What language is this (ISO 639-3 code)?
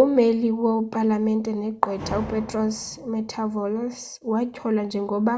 xho